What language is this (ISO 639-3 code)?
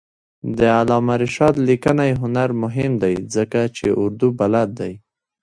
pus